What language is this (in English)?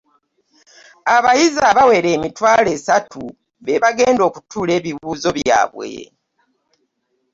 Ganda